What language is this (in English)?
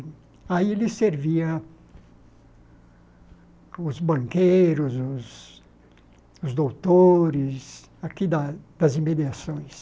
Portuguese